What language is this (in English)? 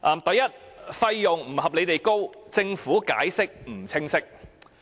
Cantonese